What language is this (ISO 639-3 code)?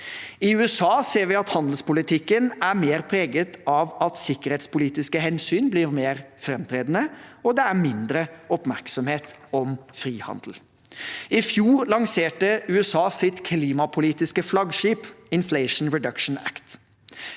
nor